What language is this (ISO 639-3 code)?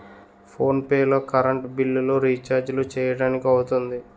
tel